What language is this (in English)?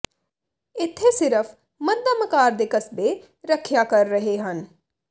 Punjabi